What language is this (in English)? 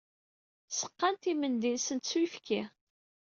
Kabyle